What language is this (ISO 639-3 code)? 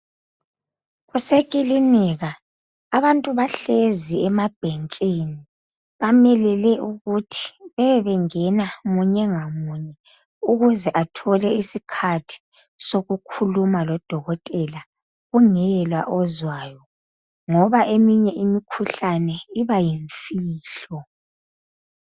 nde